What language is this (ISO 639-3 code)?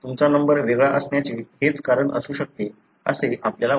mar